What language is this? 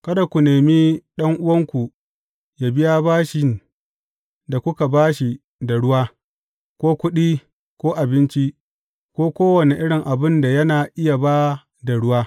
Hausa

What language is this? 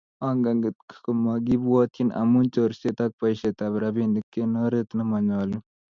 Kalenjin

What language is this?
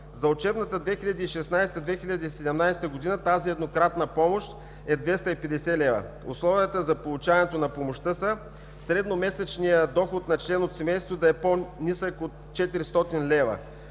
Bulgarian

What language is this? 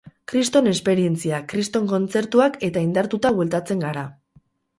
Basque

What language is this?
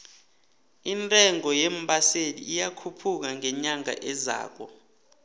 South Ndebele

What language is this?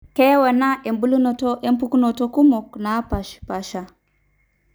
Masai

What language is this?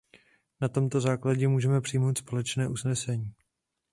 Czech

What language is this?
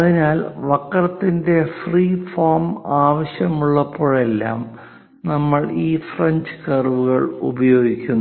Malayalam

